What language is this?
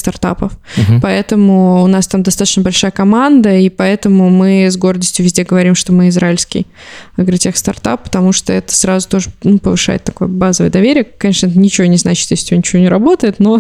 Russian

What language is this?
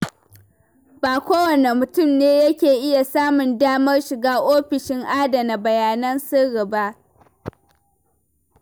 Hausa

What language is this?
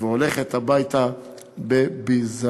Hebrew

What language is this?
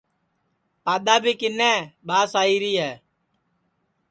Sansi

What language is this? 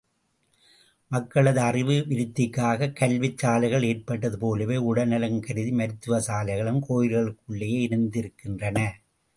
Tamil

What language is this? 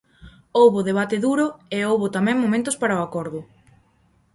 Galician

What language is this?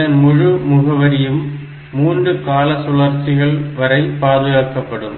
Tamil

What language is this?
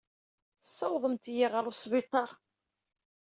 Kabyle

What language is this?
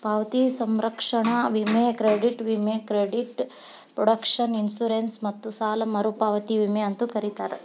Kannada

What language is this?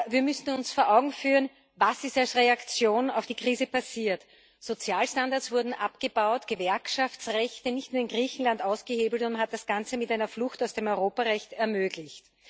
German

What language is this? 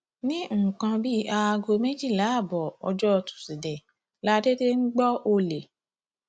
Yoruba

